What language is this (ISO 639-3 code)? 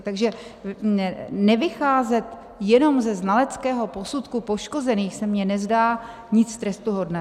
ces